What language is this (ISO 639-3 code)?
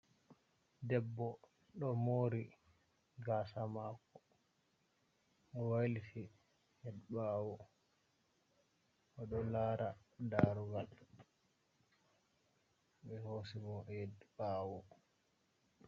ful